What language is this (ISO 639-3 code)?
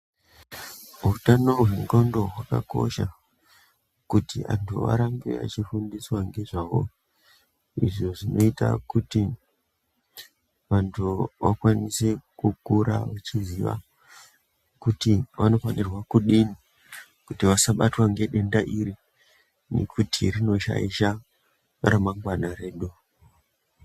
ndc